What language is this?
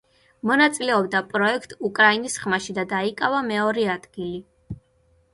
Georgian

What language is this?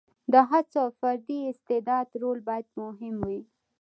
Pashto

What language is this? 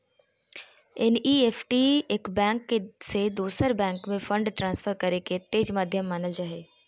Magahi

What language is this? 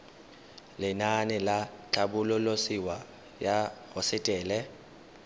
Tswana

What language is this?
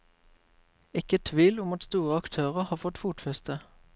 Norwegian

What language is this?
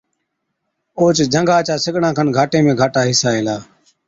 Od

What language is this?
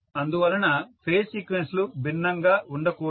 Telugu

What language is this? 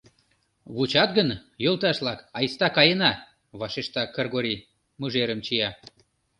Mari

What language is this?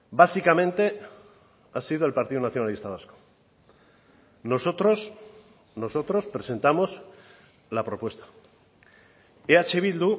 Spanish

